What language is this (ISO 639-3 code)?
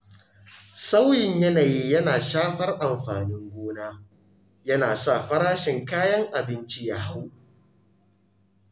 hau